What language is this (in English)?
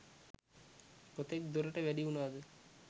Sinhala